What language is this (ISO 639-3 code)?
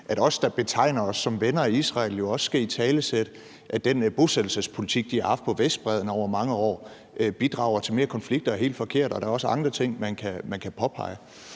dan